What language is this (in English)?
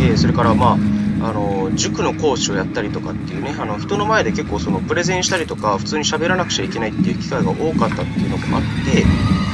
Japanese